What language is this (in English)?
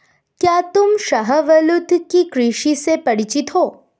Hindi